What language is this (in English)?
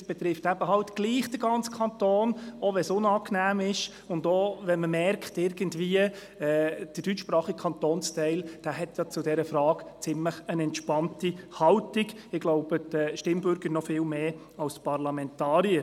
Swiss German